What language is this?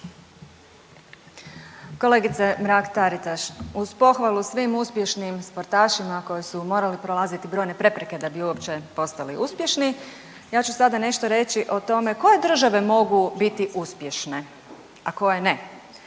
Croatian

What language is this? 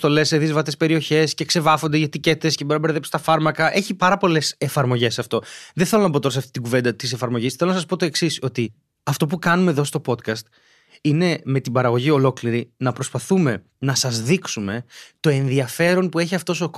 Greek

